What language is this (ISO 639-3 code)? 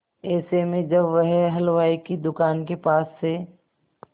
hin